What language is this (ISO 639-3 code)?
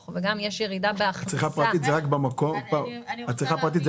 heb